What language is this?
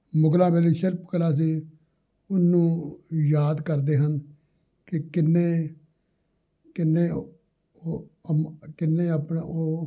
Punjabi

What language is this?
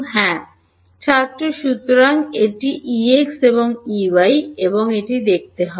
Bangla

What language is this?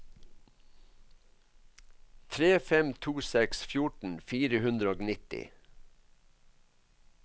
Norwegian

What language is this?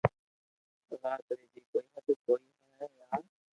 Loarki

